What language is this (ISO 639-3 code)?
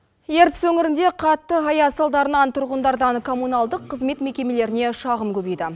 kaz